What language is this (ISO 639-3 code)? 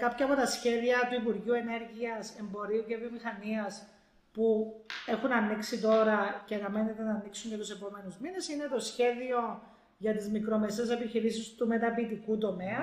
ell